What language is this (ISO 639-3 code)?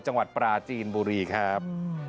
tha